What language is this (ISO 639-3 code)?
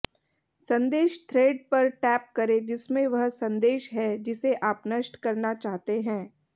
hin